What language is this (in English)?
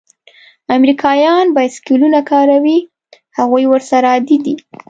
Pashto